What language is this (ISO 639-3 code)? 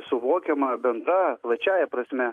lit